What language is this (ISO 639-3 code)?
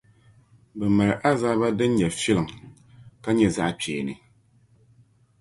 dag